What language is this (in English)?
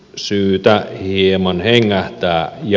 Finnish